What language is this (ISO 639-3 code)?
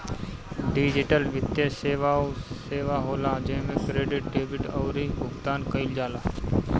bho